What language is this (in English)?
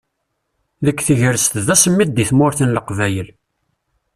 Kabyle